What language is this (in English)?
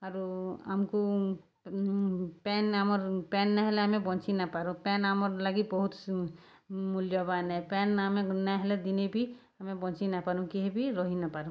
Odia